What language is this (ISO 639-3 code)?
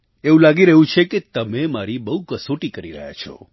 guj